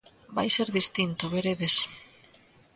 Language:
Galician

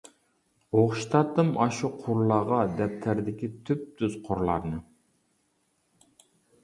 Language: Uyghur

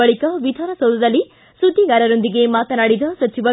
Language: Kannada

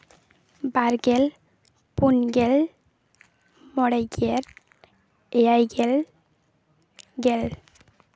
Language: Santali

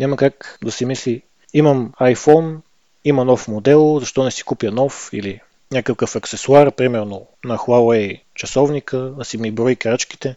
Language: Bulgarian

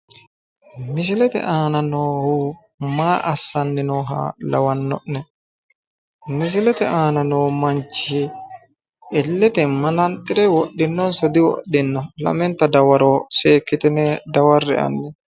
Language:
Sidamo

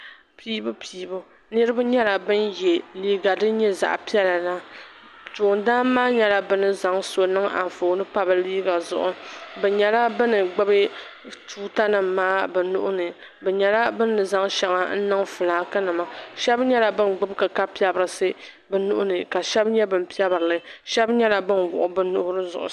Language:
Dagbani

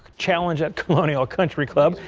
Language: English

